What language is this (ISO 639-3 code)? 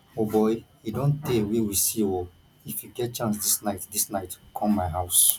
pcm